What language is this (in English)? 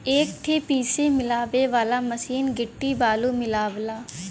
Bhojpuri